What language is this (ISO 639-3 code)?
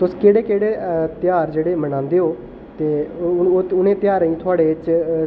doi